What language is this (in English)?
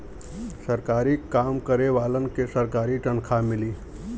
Bhojpuri